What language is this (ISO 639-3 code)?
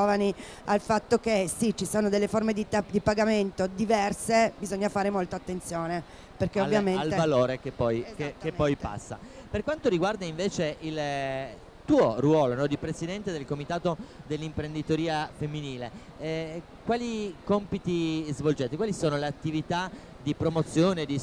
ita